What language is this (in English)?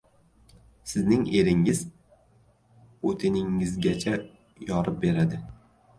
Uzbek